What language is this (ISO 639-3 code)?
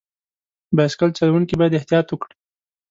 pus